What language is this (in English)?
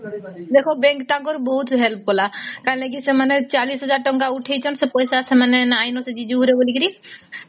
Odia